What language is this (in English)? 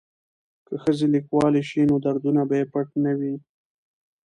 Pashto